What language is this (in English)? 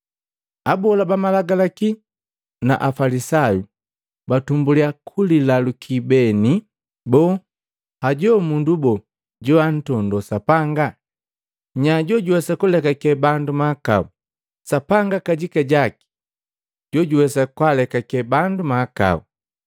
Matengo